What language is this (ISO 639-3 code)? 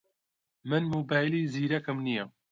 ckb